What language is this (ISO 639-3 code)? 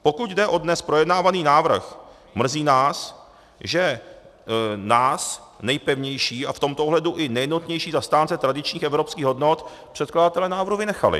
ces